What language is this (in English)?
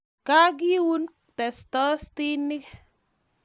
Kalenjin